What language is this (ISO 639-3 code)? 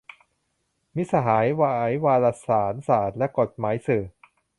tha